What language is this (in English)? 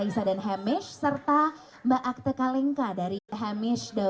Indonesian